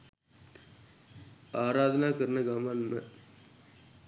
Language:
Sinhala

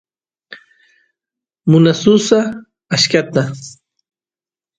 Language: Santiago del Estero Quichua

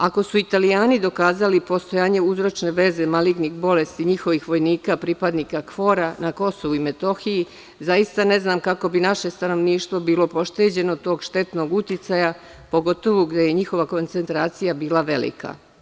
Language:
Serbian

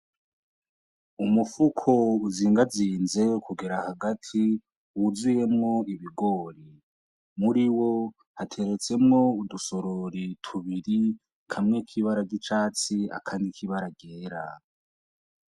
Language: Rundi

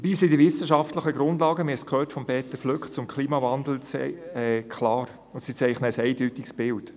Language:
Swiss German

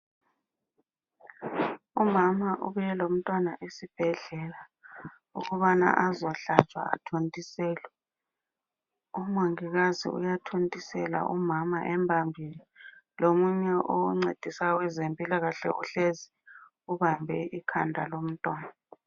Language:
North Ndebele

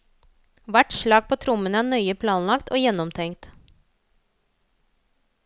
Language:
Norwegian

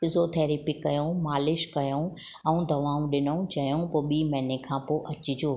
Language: Sindhi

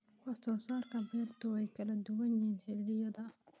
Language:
Somali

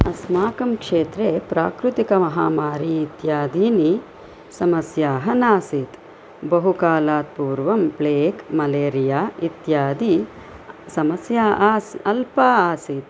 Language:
Sanskrit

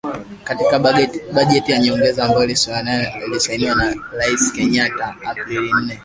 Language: Swahili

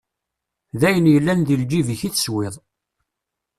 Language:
Kabyle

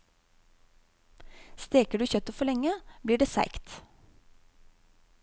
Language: Norwegian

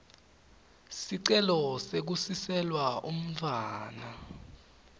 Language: Swati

